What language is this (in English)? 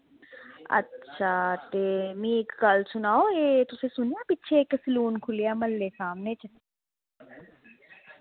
Dogri